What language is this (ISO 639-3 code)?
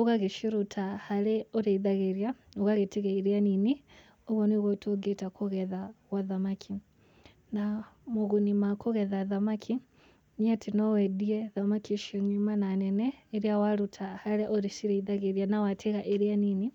kik